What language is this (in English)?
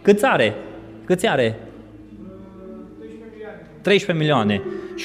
Romanian